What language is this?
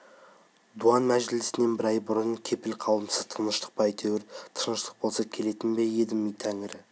Kazakh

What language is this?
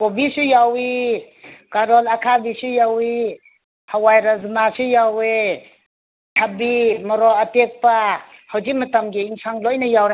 Manipuri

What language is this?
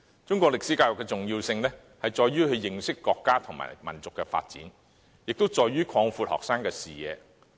Cantonese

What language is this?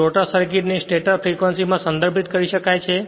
Gujarati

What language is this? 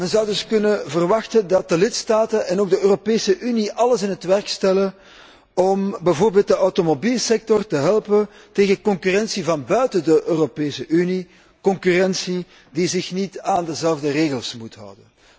Dutch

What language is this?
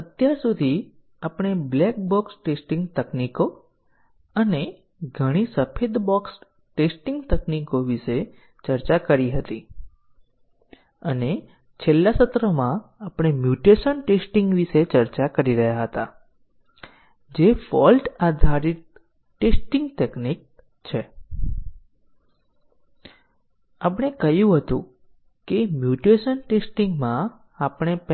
Gujarati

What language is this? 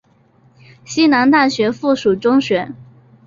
Chinese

